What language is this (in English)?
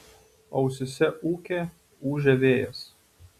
Lithuanian